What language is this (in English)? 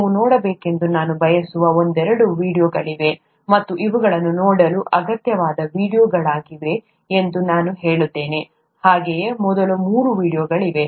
Kannada